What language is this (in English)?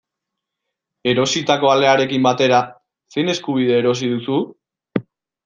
Basque